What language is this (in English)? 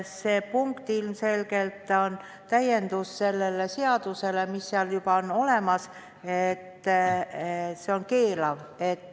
Estonian